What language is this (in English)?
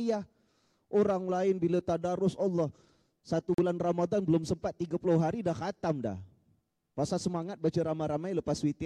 Malay